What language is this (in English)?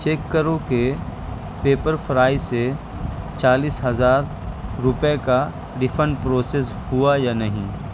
Urdu